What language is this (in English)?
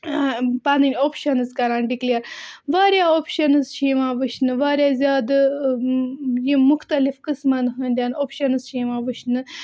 Kashmiri